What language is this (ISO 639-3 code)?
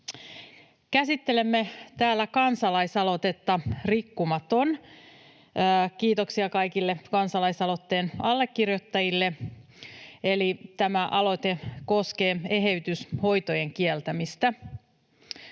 fin